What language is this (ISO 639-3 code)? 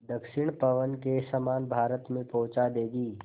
hin